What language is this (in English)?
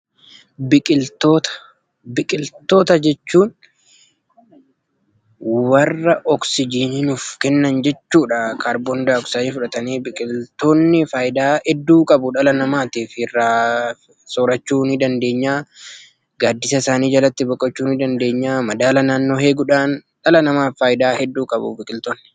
Oromo